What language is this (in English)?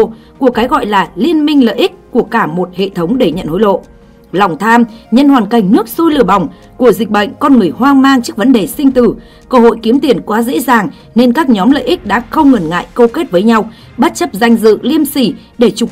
Vietnamese